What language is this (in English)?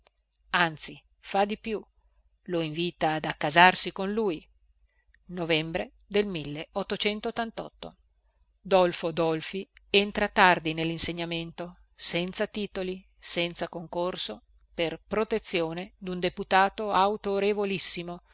Italian